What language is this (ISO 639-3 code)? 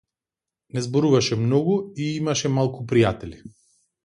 mkd